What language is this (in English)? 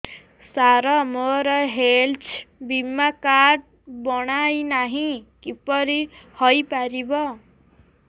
Odia